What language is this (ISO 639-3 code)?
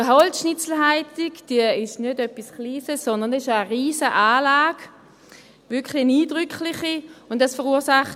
gsw